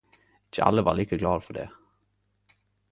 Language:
Norwegian Nynorsk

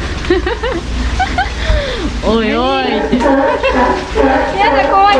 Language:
Japanese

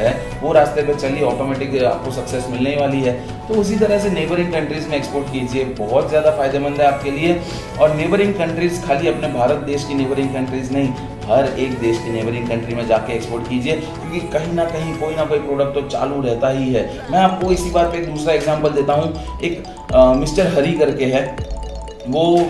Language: Hindi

